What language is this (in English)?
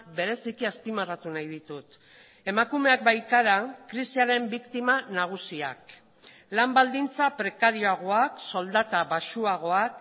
Basque